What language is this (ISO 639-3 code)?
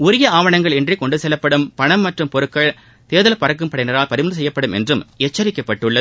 tam